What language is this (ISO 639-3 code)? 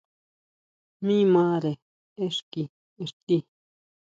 mau